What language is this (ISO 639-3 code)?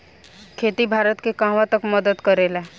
bho